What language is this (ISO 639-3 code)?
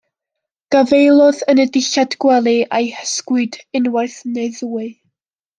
cym